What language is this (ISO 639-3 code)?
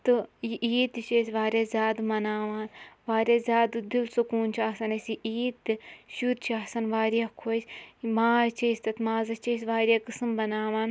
kas